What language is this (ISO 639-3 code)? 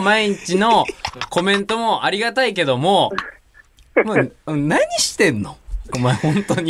jpn